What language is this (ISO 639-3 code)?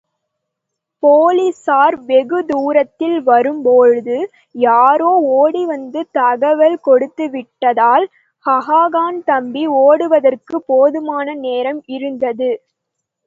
tam